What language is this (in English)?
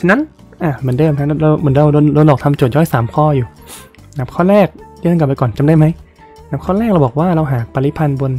Thai